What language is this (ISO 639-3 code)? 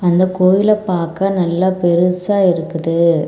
tam